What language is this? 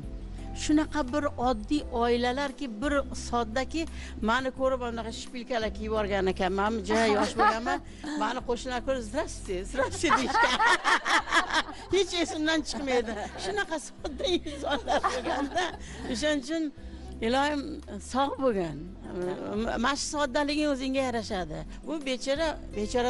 Turkish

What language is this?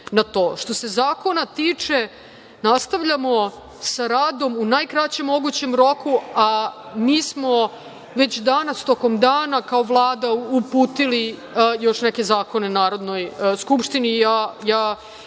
Serbian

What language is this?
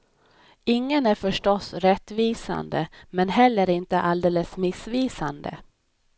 Swedish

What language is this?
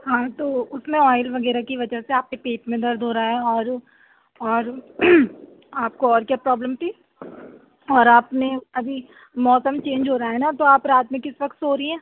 Urdu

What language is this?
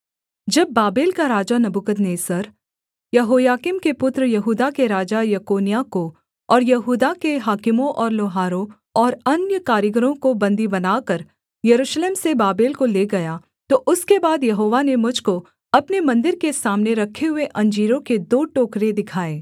Hindi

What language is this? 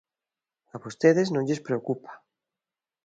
Galician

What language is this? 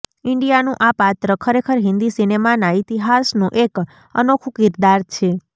Gujarati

